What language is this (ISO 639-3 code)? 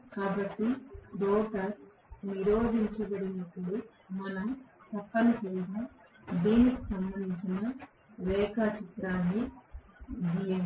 tel